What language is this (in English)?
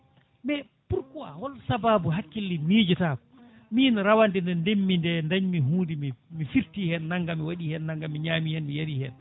Fula